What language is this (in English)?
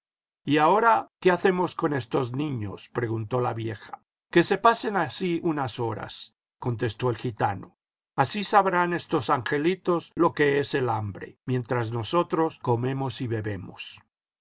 Spanish